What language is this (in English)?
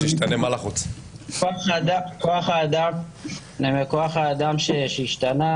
Hebrew